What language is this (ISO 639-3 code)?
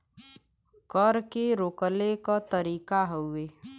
bho